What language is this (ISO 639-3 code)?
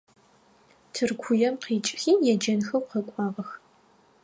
ady